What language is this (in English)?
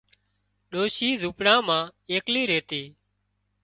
Wadiyara Koli